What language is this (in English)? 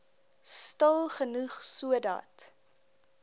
Afrikaans